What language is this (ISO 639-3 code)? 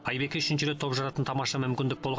kaz